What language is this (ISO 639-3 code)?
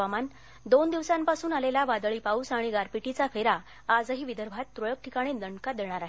mar